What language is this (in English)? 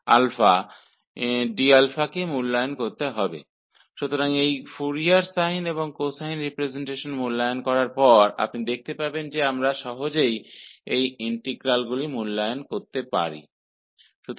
Hindi